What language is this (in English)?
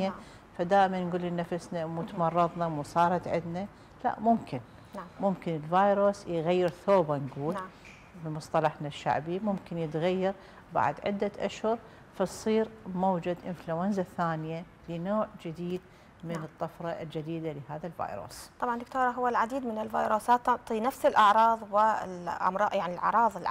Arabic